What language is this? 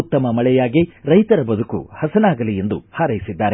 Kannada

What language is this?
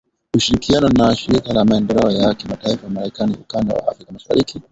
Swahili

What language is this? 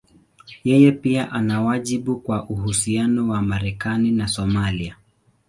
Swahili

